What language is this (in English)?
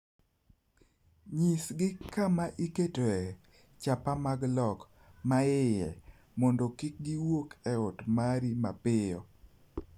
Luo (Kenya and Tanzania)